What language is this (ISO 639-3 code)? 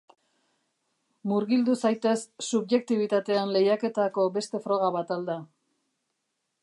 eus